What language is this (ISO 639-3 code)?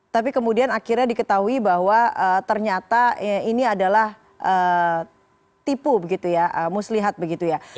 ind